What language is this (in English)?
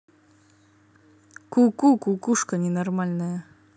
Russian